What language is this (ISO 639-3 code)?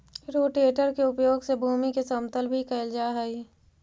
mag